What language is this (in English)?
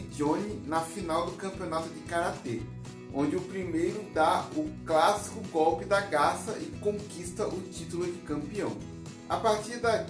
Portuguese